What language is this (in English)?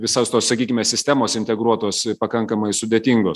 Lithuanian